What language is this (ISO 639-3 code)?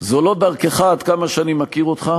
heb